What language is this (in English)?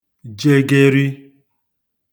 Igbo